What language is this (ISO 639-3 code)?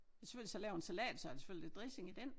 dan